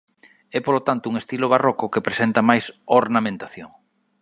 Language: Galician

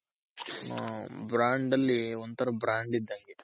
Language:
Kannada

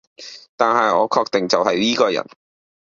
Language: Cantonese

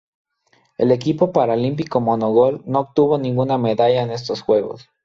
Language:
Spanish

